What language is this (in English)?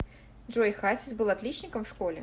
Russian